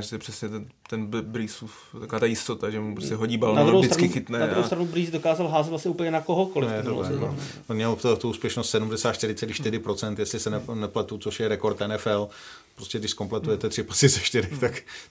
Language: Czech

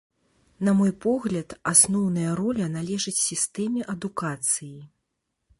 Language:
Belarusian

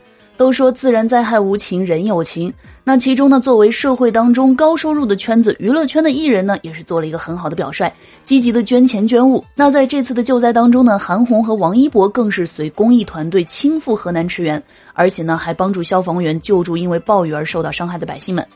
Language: Chinese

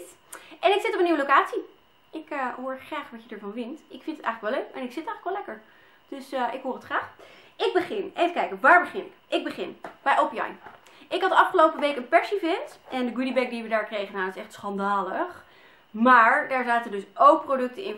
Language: Dutch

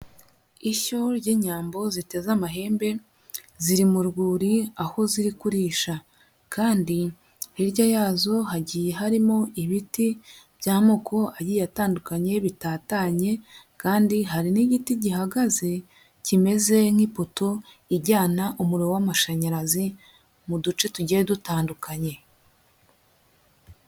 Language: Kinyarwanda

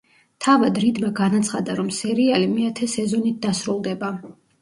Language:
Georgian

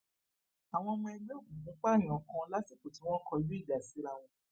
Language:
Yoruba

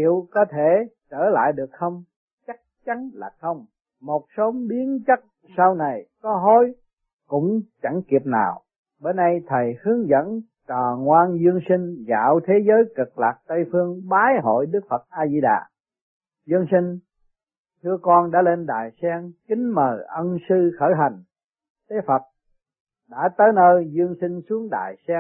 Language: Vietnamese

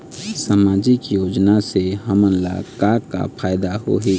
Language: Chhattisgarhi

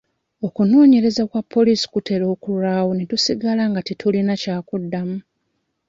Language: Ganda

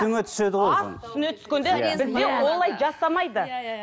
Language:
Kazakh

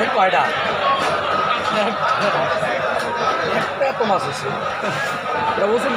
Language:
Arabic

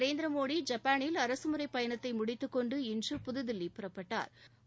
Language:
Tamil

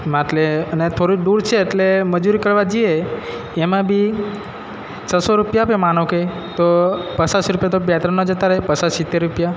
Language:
Gujarati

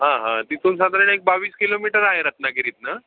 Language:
Marathi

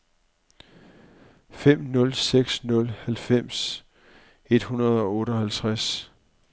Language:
Danish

